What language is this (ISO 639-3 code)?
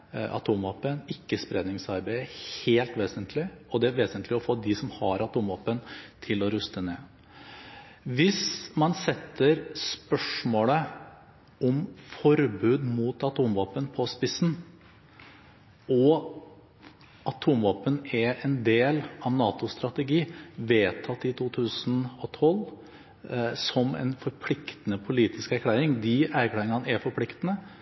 nob